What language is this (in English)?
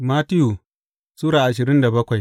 Hausa